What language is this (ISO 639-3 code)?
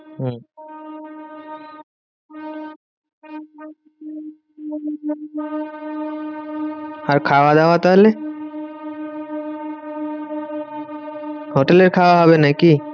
ben